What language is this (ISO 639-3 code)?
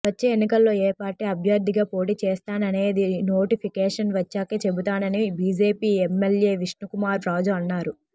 tel